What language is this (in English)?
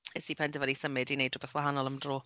Welsh